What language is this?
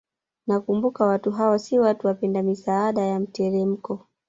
Swahili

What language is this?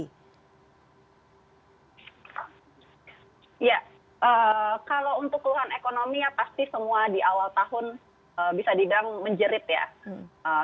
Indonesian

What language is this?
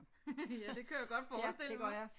Danish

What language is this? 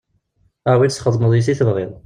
Kabyle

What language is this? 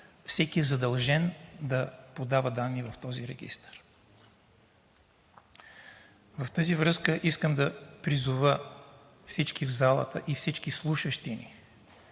Bulgarian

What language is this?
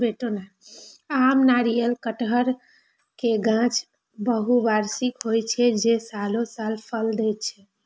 Maithili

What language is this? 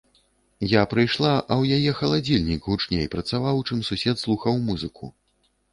Belarusian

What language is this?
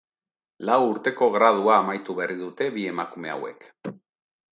Basque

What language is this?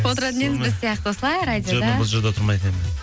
Kazakh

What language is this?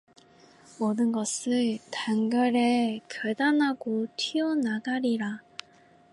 Korean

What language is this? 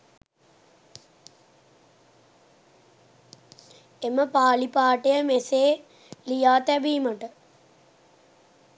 Sinhala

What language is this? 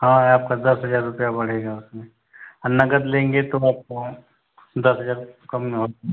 Hindi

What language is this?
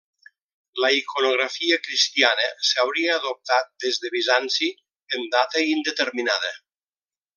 Catalan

